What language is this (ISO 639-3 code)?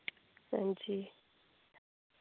doi